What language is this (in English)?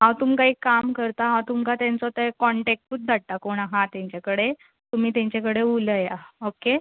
Konkani